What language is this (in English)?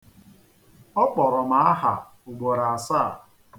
Igbo